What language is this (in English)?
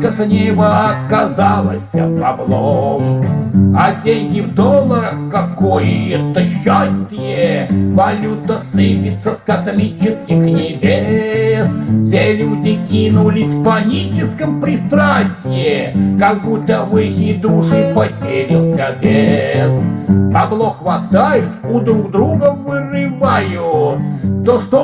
Russian